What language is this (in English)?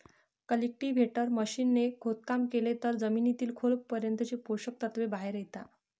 Marathi